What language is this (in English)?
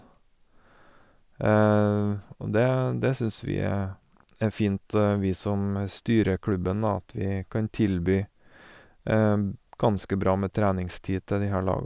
Norwegian